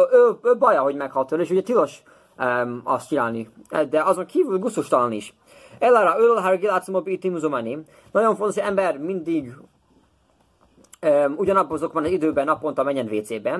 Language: Hungarian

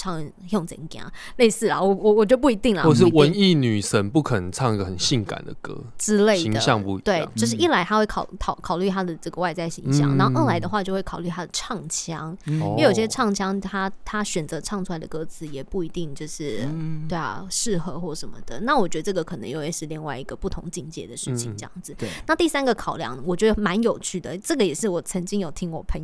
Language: Chinese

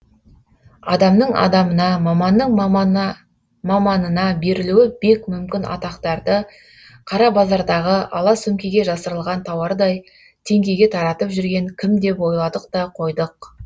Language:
Kazakh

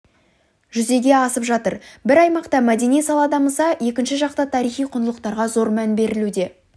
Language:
Kazakh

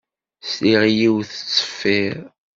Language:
Kabyle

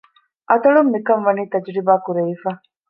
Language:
Divehi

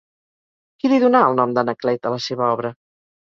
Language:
Catalan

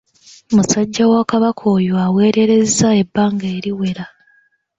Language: Ganda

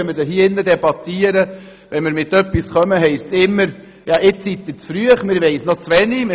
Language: Swiss German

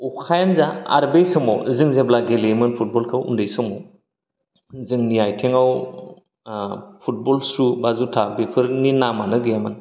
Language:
Bodo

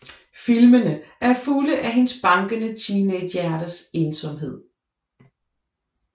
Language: Danish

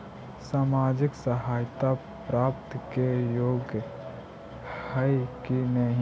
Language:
Magahi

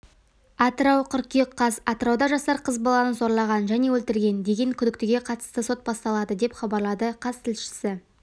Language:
Kazakh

